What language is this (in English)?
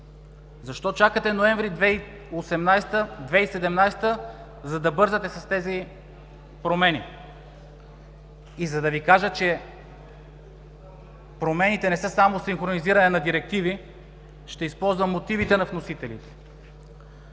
Bulgarian